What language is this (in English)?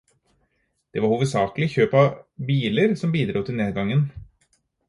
Norwegian Bokmål